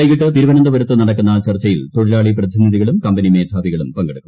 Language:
Malayalam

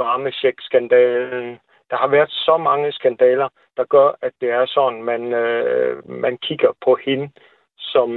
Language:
Danish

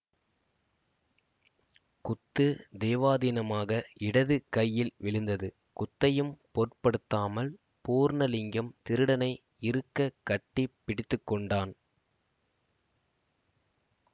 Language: Tamil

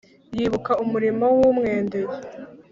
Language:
Kinyarwanda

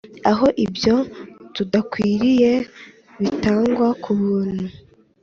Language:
Kinyarwanda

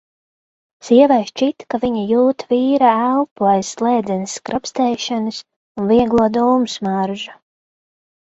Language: Latvian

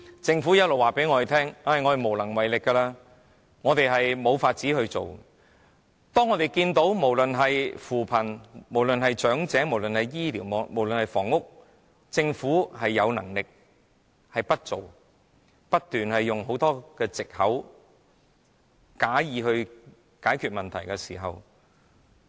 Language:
Cantonese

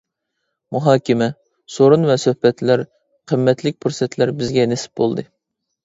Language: Uyghur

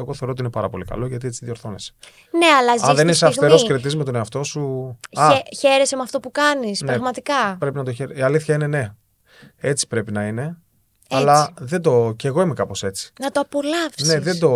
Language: Greek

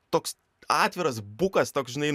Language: Lithuanian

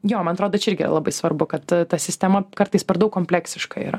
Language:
Lithuanian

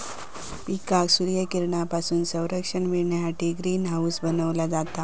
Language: Marathi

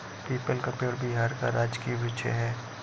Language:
Hindi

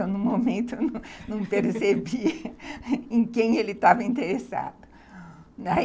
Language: Portuguese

